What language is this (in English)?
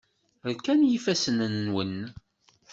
Kabyle